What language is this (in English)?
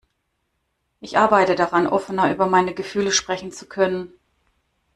German